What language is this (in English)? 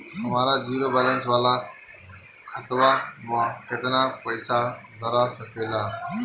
Bhojpuri